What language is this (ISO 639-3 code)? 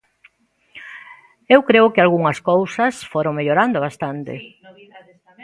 glg